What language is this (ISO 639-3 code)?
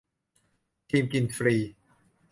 tha